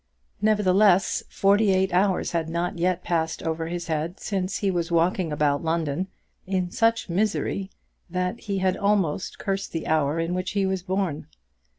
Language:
English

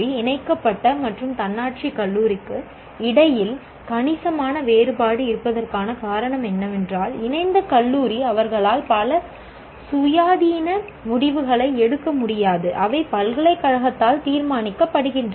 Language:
Tamil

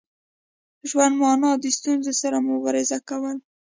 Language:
Pashto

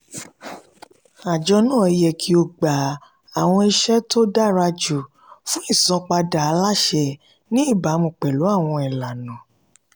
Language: Yoruba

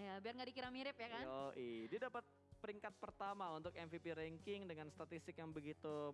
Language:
Indonesian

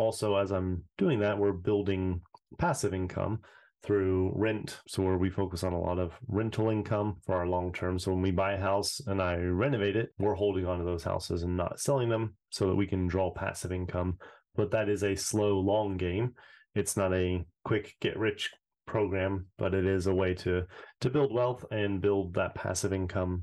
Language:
English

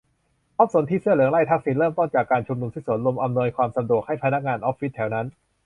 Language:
Thai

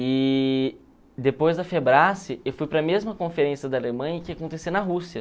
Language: Portuguese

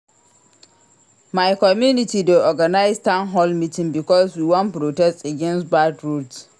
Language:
Nigerian Pidgin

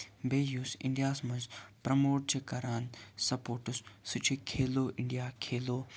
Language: Kashmiri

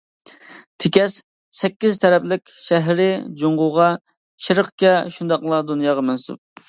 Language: Uyghur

